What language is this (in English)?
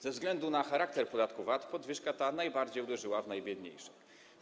Polish